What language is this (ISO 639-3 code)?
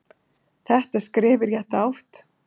isl